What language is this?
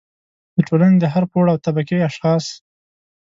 Pashto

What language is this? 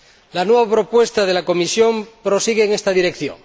Spanish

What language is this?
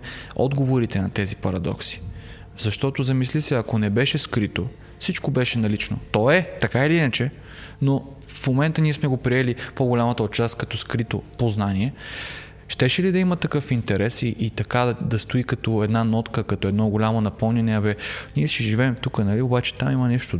Bulgarian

